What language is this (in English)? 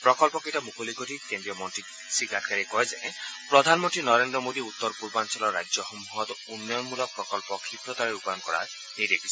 Assamese